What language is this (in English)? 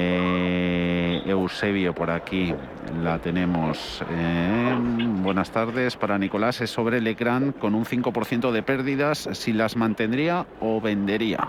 Spanish